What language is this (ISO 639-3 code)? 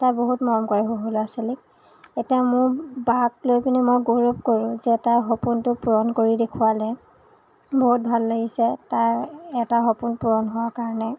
asm